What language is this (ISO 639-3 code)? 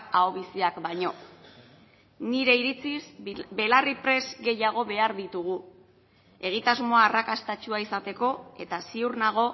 eus